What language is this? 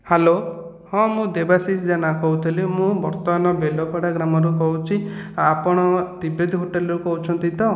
Odia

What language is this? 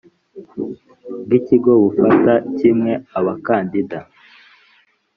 Kinyarwanda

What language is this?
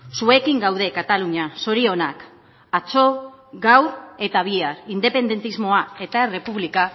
Basque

